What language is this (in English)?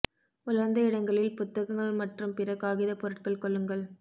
Tamil